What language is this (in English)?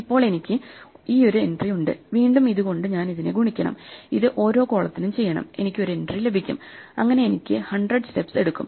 Malayalam